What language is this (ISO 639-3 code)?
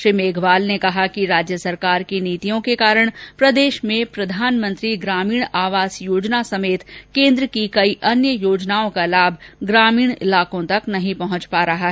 hin